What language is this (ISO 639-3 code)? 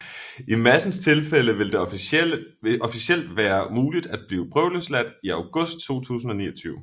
dan